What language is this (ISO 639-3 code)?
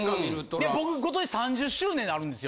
jpn